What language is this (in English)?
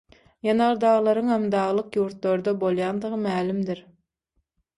Turkmen